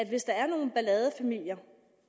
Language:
Danish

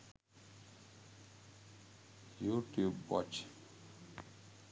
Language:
Sinhala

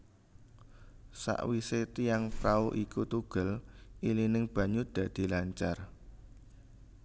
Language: Javanese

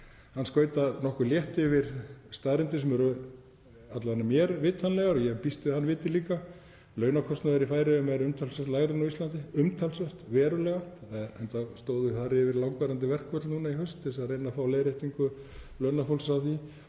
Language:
Icelandic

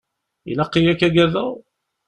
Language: Kabyle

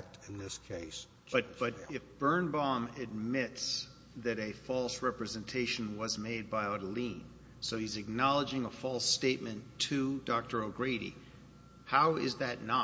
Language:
English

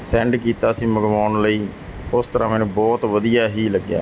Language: Punjabi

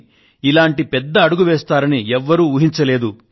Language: Telugu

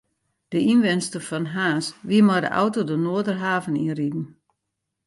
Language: Western Frisian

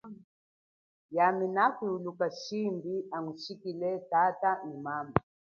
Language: Chokwe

